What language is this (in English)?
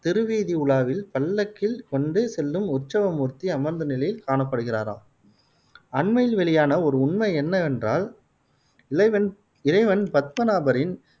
Tamil